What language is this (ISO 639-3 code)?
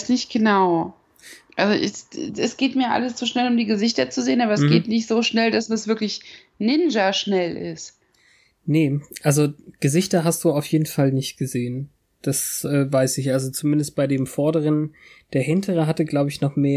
deu